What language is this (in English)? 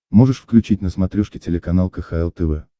Russian